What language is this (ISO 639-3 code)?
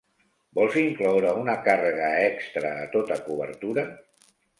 cat